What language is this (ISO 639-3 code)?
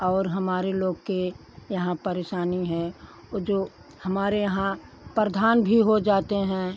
hin